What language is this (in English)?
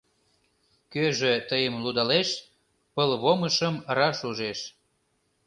Mari